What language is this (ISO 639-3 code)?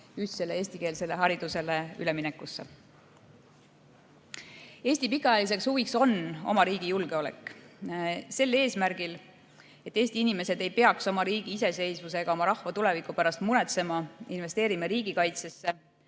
est